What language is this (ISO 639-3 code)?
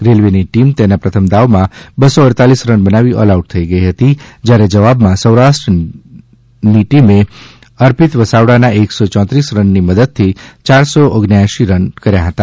guj